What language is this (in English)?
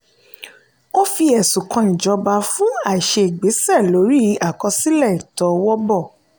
Yoruba